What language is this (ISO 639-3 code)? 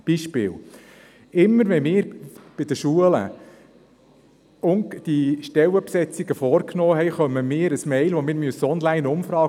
gsw